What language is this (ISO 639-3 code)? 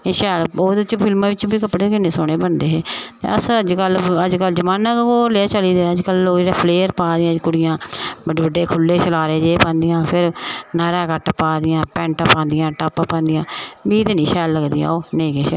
doi